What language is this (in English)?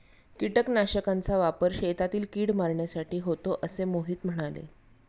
Marathi